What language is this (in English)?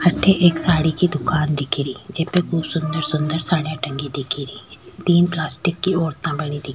Rajasthani